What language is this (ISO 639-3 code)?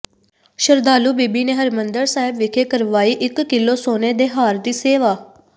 pan